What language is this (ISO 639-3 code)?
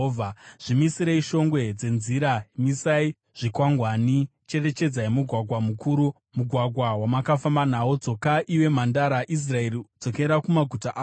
sna